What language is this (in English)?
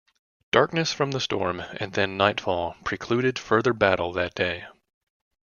English